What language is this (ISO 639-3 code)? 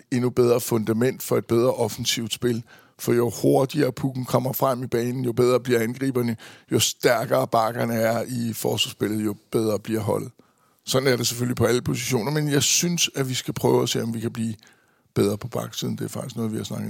dan